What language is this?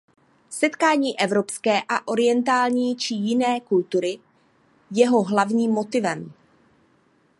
Czech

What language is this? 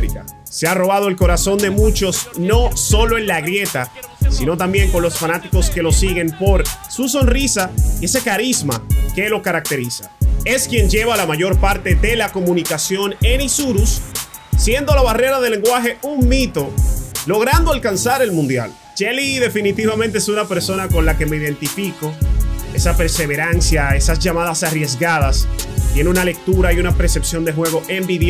Spanish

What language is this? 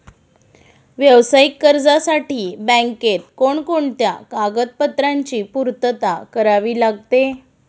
Marathi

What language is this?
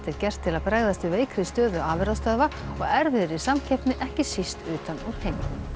Icelandic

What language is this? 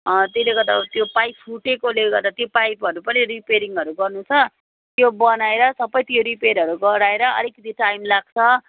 Nepali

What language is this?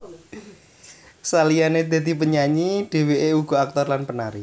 Javanese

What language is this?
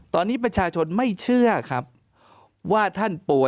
Thai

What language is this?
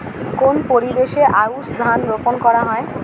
Bangla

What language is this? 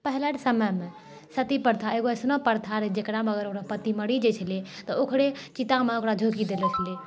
Maithili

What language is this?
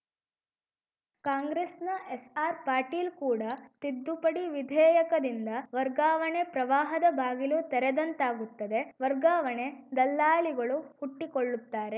Kannada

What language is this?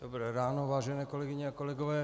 Czech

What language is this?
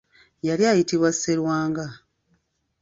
Ganda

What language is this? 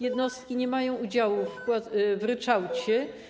Polish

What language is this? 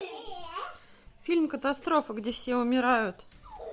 Russian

